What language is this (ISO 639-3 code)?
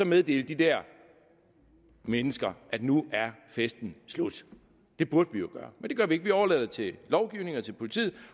dan